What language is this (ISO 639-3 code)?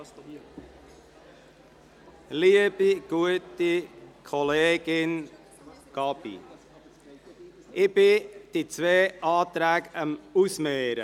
gsw